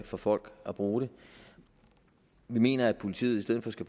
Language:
Danish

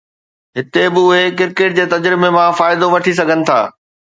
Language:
Sindhi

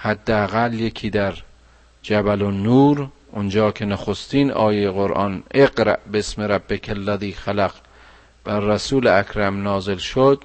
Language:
Persian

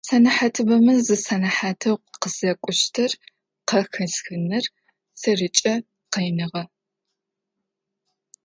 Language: Adyghe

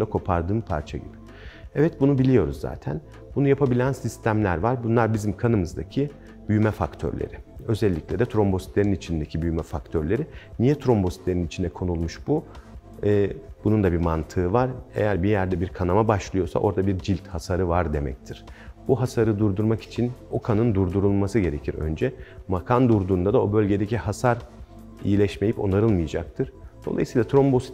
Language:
Turkish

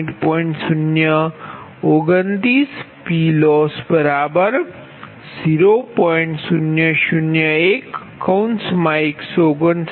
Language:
Gujarati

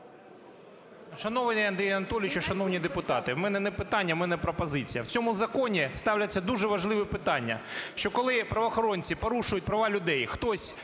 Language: Ukrainian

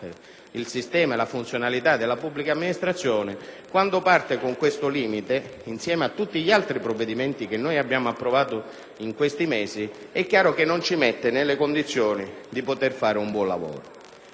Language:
Italian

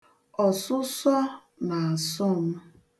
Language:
Igbo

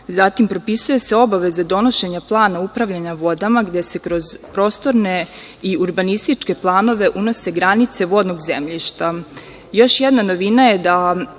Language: Serbian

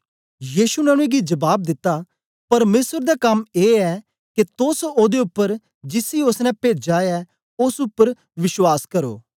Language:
Dogri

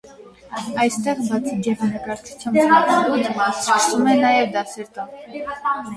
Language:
Armenian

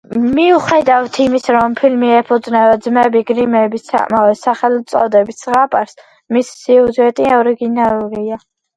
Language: Georgian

